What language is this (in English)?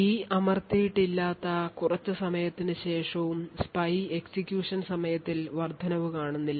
Malayalam